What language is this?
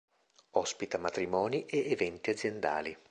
Italian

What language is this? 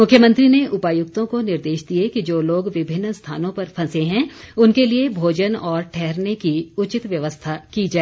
Hindi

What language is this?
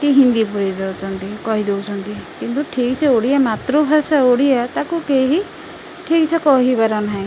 Odia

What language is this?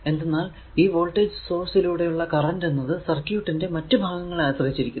Malayalam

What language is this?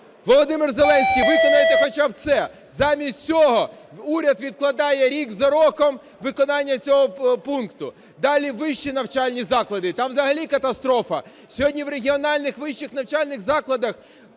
Ukrainian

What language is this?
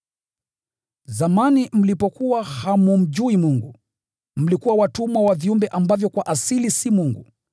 Swahili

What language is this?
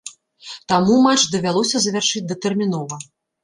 Belarusian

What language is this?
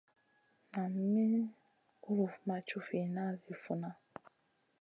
Masana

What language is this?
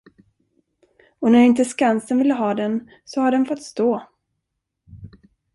Swedish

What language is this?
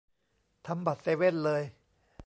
Thai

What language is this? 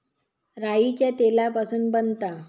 Marathi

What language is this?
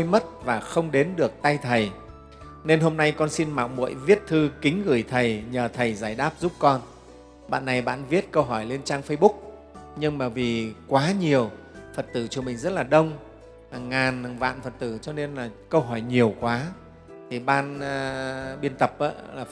Vietnamese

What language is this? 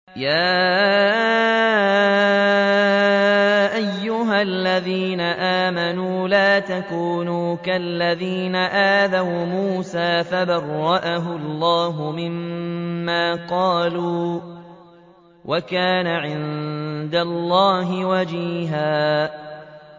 Arabic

